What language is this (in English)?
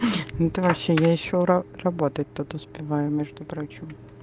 Russian